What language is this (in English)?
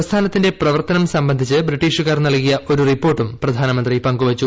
Malayalam